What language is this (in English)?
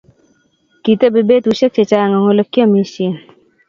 Kalenjin